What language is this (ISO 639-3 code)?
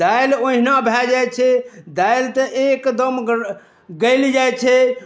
mai